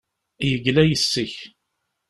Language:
Kabyle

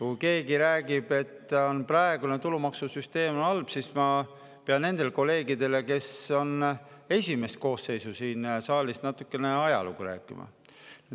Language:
Estonian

